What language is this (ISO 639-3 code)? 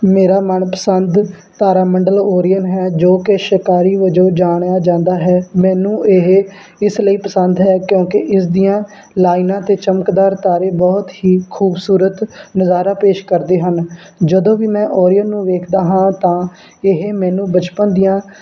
pan